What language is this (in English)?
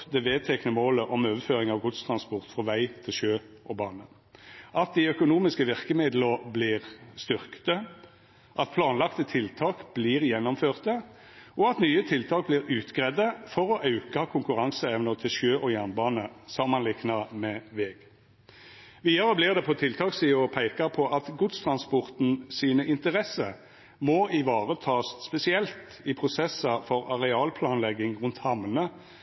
Norwegian Nynorsk